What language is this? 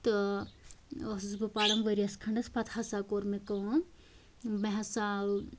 Kashmiri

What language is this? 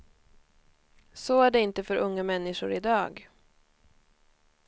Swedish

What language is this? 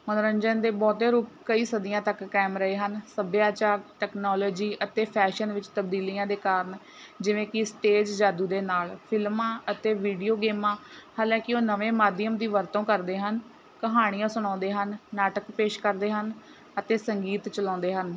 Punjabi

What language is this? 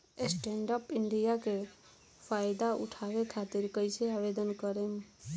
Bhojpuri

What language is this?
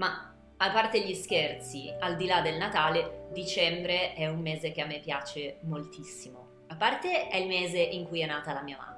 Italian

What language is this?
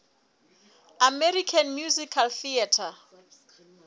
Southern Sotho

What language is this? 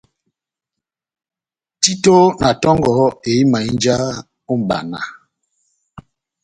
Batanga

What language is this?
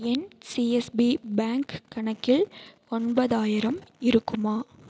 Tamil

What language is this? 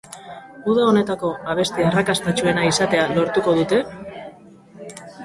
Basque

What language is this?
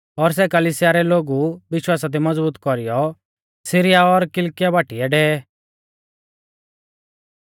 Mahasu Pahari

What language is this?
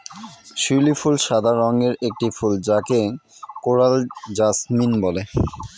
Bangla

